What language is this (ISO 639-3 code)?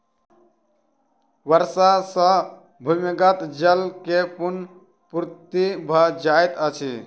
mai